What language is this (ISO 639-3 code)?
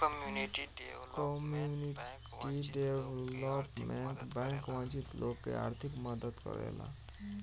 bho